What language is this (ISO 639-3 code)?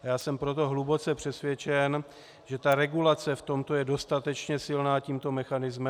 ces